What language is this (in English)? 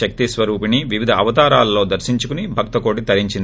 Telugu